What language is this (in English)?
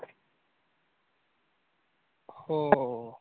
Marathi